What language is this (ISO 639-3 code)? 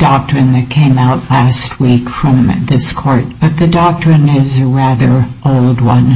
eng